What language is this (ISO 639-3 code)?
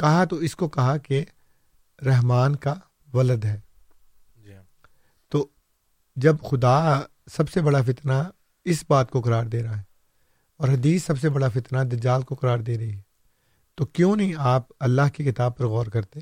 urd